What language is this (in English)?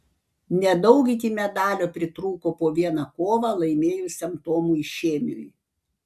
Lithuanian